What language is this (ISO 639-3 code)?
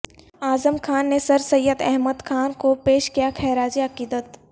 urd